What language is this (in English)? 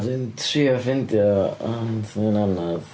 Welsh